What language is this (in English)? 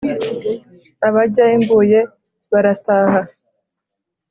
Kinyarwanda